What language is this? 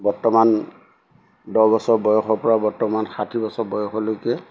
Assamese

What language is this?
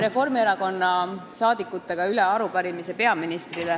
Estonian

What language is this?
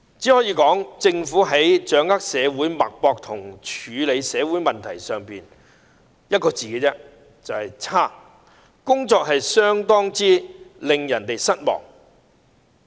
Cantonese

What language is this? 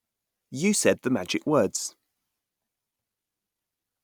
English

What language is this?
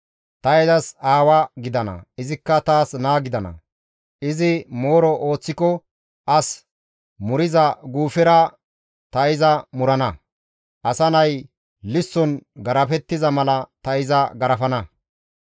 Gamo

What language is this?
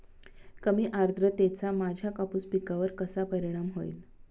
Marathi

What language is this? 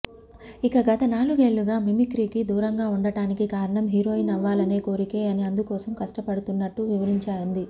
Telugu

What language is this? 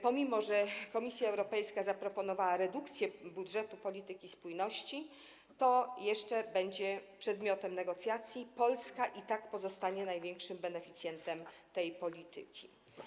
Polish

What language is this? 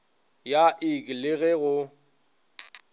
Northern Sotho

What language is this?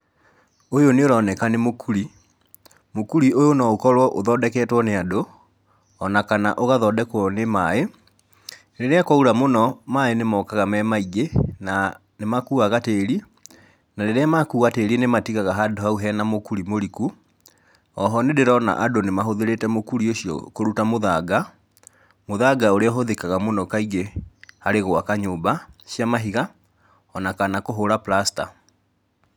Kikuyu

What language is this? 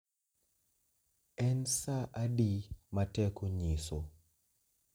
Luo (Kenya and Tanzania)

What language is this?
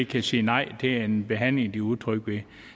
Danish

